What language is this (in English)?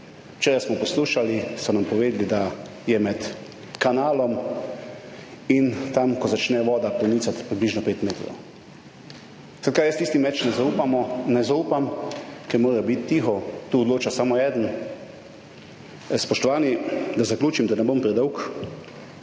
Slovenian